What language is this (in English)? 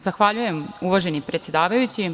Serbian